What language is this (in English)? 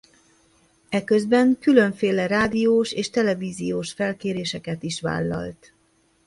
Hungarian